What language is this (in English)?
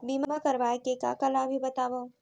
Chhattisgarhi